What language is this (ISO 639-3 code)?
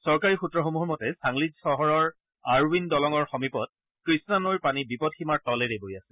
asm